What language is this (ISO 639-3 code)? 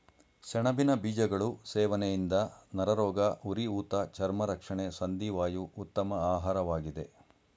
kan